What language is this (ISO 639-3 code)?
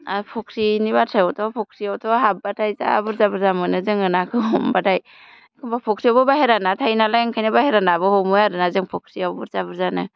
brx